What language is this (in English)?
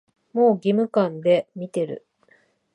Japanese